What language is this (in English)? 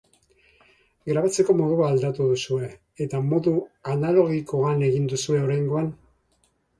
Basque